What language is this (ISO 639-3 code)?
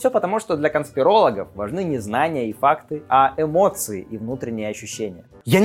rus